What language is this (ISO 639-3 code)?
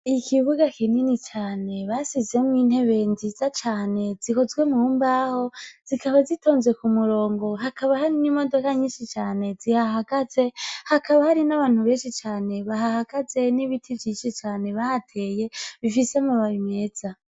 run